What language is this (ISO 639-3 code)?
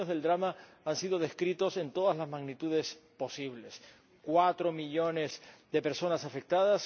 spa